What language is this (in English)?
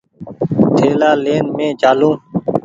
Goaria